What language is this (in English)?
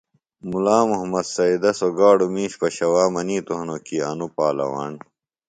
Phalura